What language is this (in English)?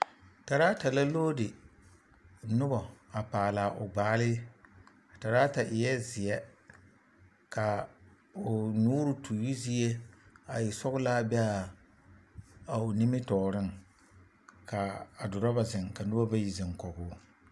Southern Dagaare